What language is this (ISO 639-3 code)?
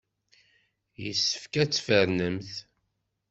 kab